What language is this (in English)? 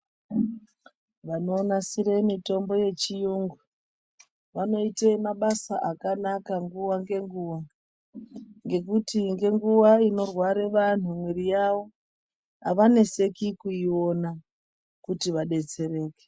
Ndau